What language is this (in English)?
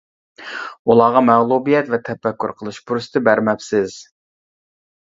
Uyghur